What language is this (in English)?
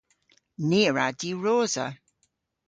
Cornish